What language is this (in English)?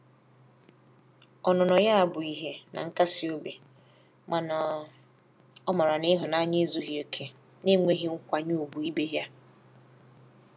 Igbo